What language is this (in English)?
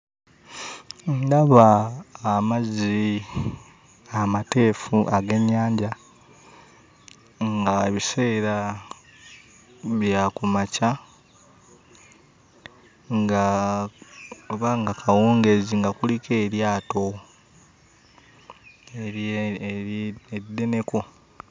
Ganda